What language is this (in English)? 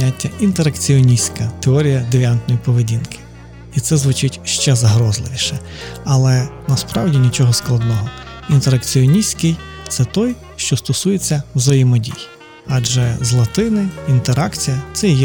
Ukrainian